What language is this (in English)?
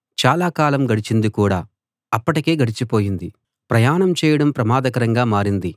Telugu